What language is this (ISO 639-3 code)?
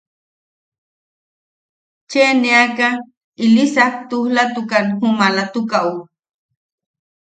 yaq